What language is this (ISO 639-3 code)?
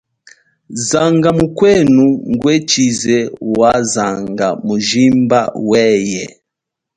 cjk